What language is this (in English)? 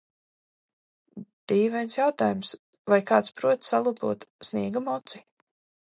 Latvian